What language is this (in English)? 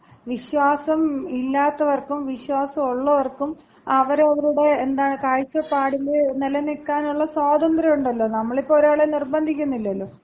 Malayalam